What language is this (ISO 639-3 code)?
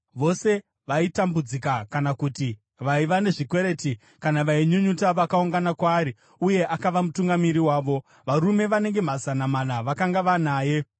sna